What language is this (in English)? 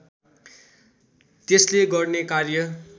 Nepali